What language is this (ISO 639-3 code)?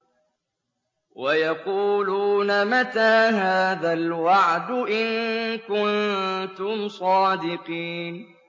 ara